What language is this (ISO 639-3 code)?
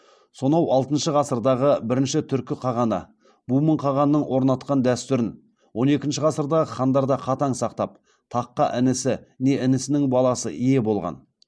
kaz